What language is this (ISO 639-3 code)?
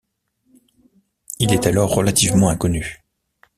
fra